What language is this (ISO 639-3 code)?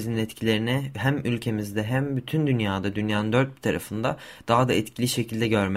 tur